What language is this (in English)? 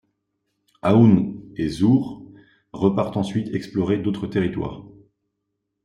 French